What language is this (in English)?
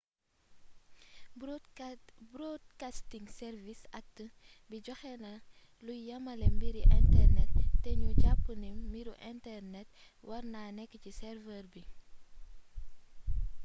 Wolof